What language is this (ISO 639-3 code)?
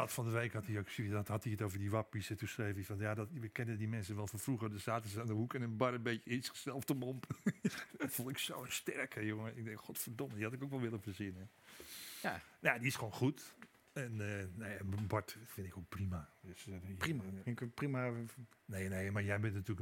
nld